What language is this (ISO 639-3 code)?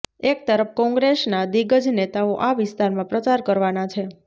guj